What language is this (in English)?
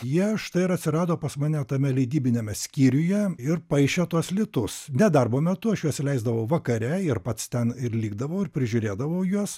Lithuanian